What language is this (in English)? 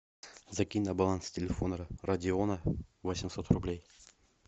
Russian